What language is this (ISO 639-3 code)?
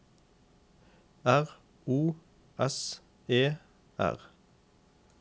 nor